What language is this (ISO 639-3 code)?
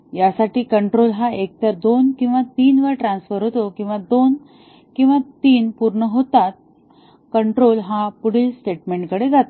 mar